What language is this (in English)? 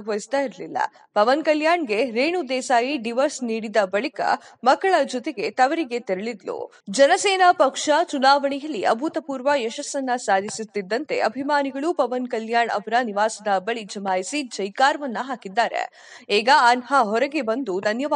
Kannada